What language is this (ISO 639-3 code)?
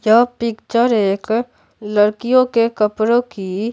hin